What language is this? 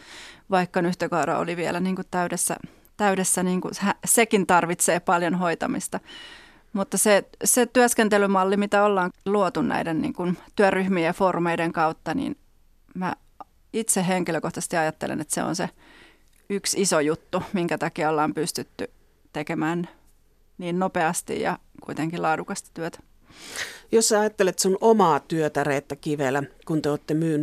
Finnish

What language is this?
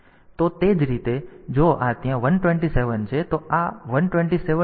Gujarati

